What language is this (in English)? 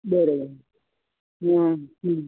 Gujarati